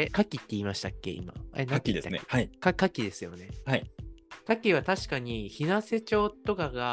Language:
Japanese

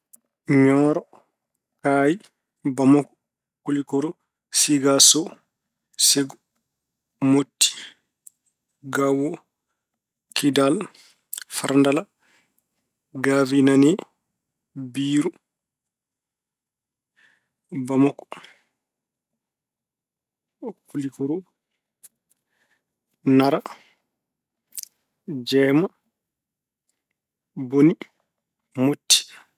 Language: Fula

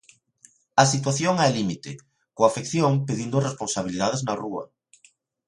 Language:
Galician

